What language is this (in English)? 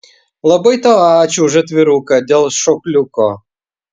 Lithuanian